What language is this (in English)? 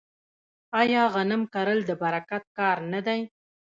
Pashto